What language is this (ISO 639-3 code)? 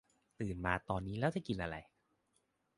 tha